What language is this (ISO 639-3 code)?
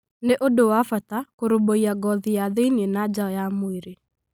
kik